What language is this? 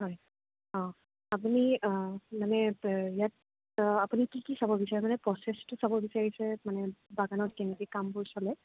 Assamese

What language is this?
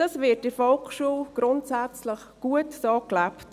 Swiss German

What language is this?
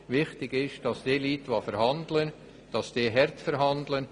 Swiss German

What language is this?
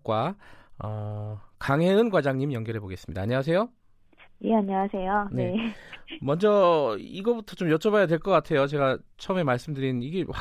Korean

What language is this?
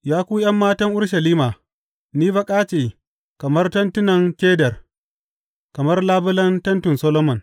Hausa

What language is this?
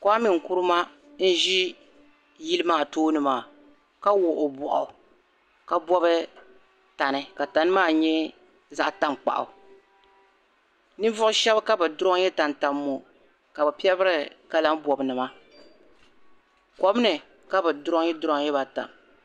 Dagbani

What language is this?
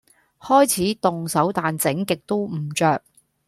Cantonese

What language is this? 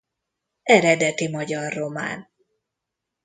Hungarian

